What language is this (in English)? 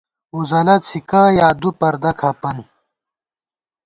Gawar-Bati